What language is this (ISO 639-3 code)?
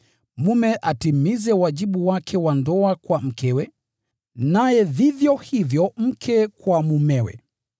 swa